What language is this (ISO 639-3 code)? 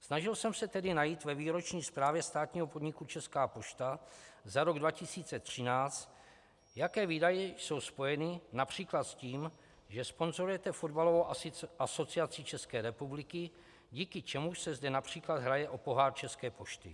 ces